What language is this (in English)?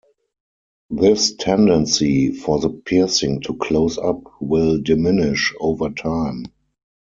English